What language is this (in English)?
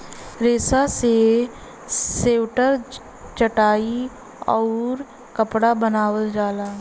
Bhojpuri